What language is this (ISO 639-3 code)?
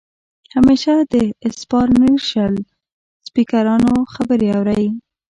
pus